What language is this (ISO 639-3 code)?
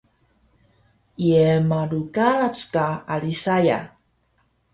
trv